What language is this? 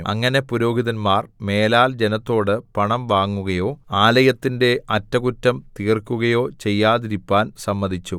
Malayalam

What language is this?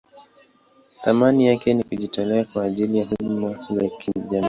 Swahili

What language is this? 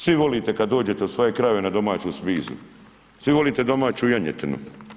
Croatian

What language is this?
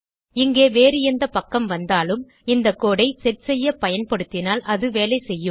Tamil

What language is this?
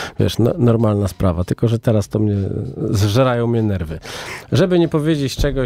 Polish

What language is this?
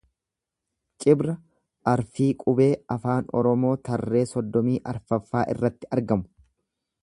Oromo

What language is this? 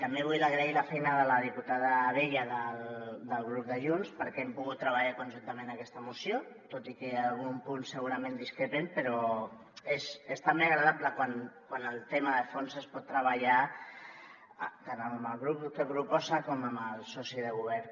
Catalan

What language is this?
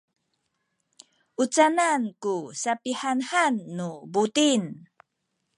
Sakizaya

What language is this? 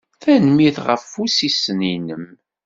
Kabyle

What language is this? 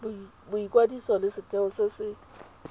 Tswana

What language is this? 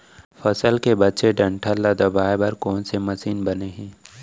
Chhattisgarhi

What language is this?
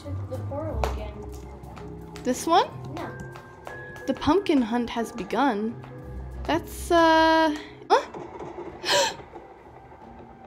English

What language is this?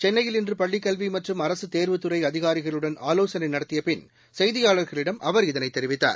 Tamil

